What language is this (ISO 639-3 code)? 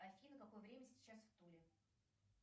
rus